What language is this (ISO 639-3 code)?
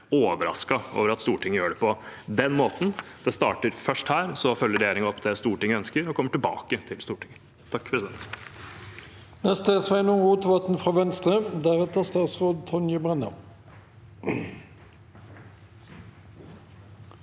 nor